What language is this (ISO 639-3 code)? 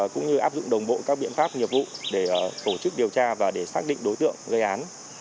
vie